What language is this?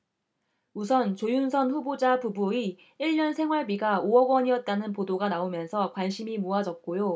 Korean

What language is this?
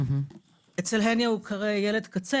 Hebrew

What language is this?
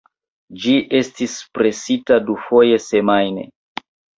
Esperanto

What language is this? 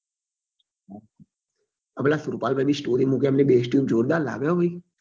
Gujarati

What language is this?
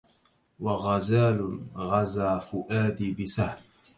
Arabic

